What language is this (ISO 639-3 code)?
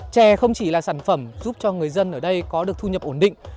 vie